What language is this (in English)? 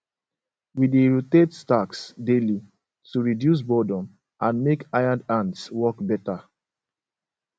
Nigerian Pidgin